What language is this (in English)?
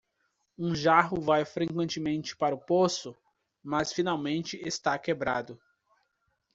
Portuguese